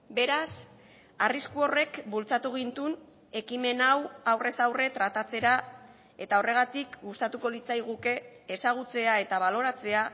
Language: Basque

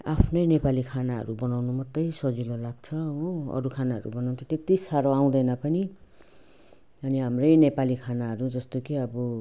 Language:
Nepali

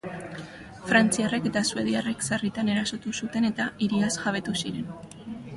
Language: Basque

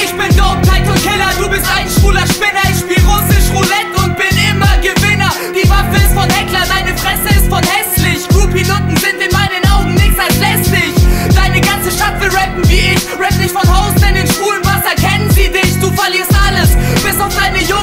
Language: Polish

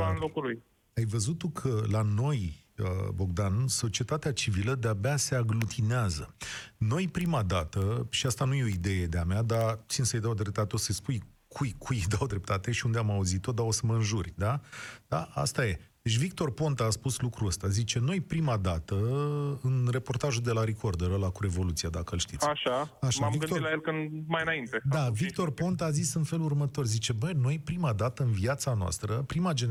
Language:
Romanian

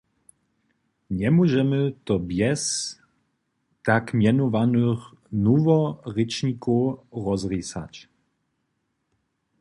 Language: Upper Sorbian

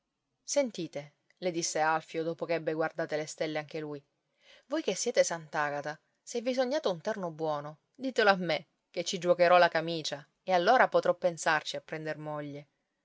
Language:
Italian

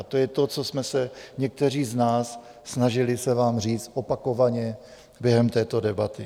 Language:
Czech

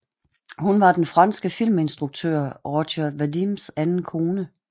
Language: Danish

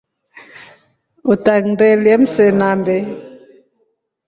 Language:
Rombo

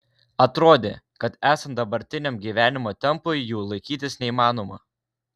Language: Lithuanian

